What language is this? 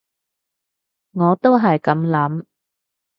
Cantonese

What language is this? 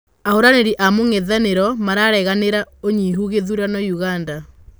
Kikuyu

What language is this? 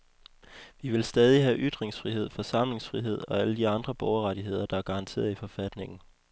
Danish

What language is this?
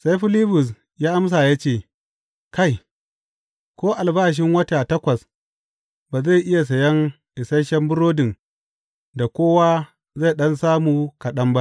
Hausa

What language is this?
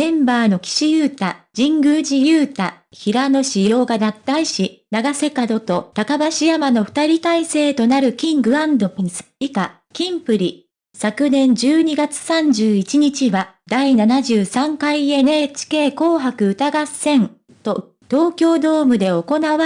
Japanese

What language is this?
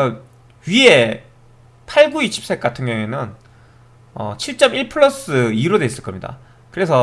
Korean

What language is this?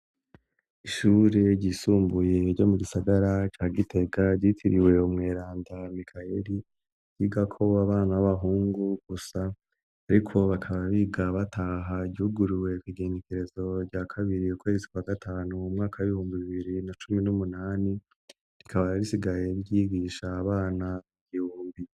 Rundi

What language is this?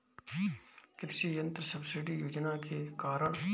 Bhojpuri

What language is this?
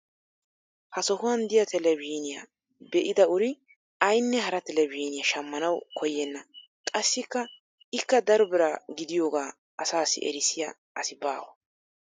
Wolaytta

